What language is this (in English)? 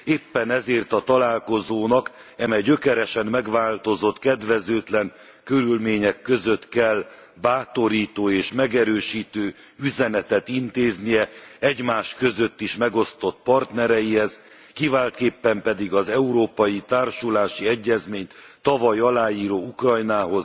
Hungarian